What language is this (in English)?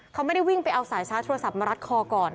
Thai